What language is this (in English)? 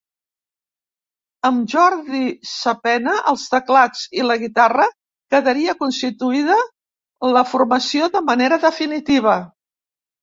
Catalan